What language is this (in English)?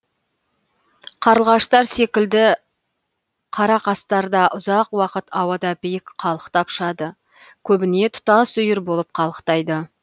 Kazakh